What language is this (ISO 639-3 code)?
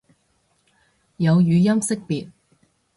yue